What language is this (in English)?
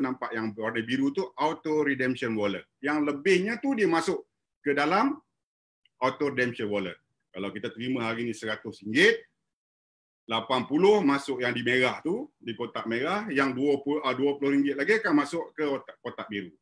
Malay